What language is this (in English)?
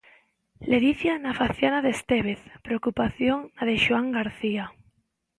Galician